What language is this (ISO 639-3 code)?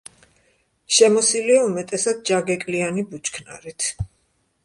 kat